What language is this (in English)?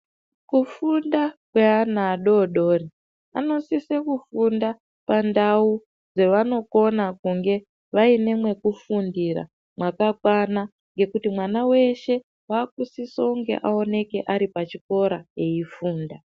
Ndau